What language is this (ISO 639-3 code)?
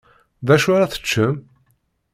kab